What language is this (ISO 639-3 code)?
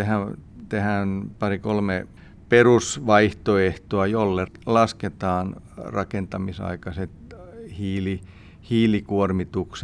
fin